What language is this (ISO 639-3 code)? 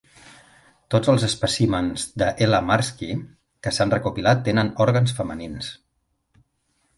cat